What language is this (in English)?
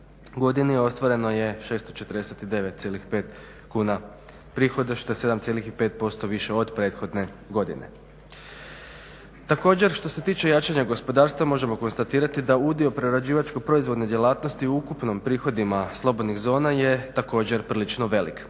Croatian